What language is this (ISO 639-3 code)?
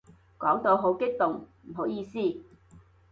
yue